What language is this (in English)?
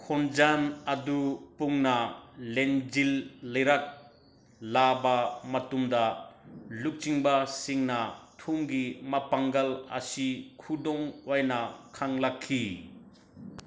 Manipuri